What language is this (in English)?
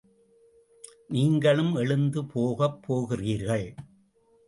Tamil